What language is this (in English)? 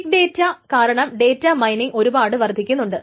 Malayalam